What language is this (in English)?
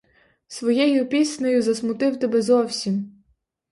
Ukrainian